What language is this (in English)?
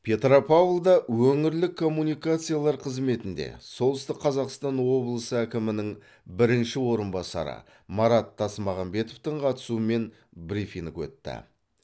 Kazakh